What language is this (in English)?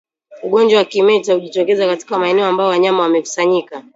Swahili